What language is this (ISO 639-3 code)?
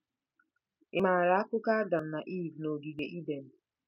ibo